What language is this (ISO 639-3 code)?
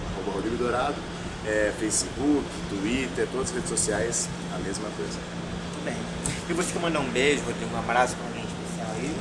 por